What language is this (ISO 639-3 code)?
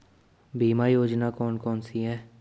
hin